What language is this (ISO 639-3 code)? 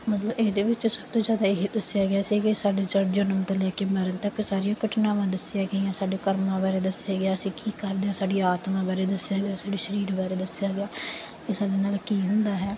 pan